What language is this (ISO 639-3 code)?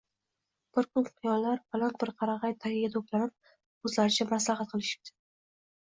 uzb